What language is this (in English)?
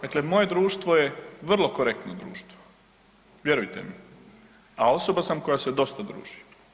Croatian